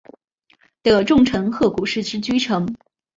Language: Chinese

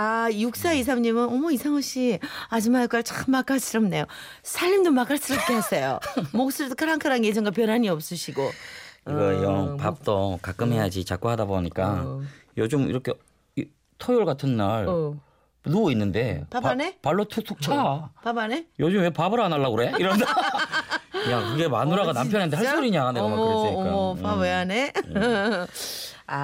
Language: Korean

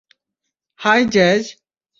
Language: Bangla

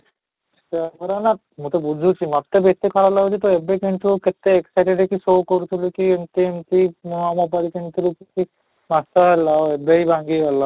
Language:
Odia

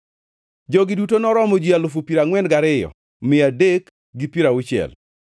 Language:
Luo (Kenya and Tanzania)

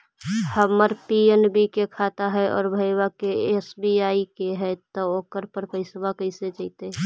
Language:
Magahi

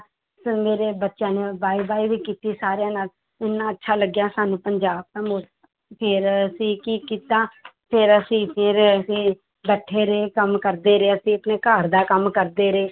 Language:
Punjabi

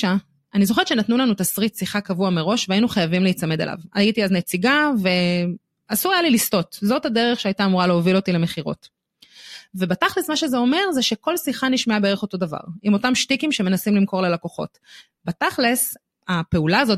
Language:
Hebrew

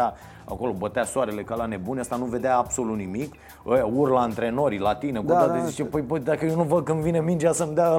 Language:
Romanian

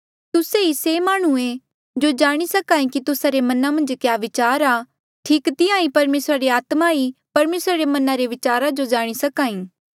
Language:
Mandeali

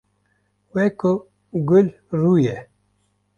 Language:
Kurdish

